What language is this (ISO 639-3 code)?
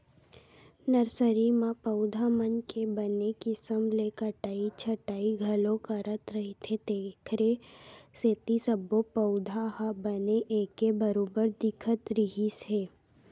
hne